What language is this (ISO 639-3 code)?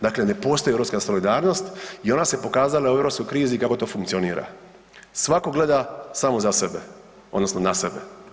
hrv